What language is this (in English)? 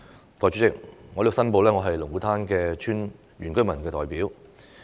Cantonese